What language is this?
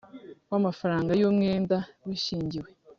Kinyarwanda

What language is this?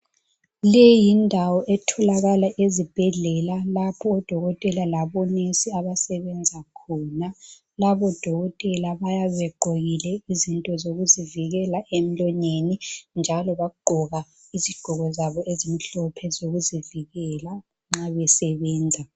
North Ndebele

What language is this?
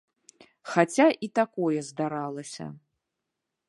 Belarusian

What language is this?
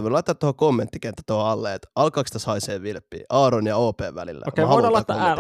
Finnish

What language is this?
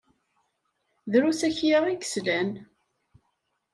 Kabyle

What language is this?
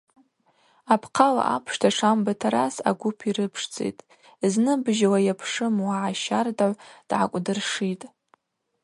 Abaza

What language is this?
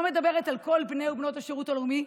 Hebrew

